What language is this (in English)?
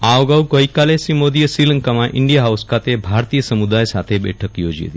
Gujarati